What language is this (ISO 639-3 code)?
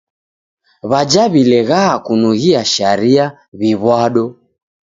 dav